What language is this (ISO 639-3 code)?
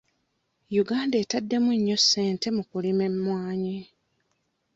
lug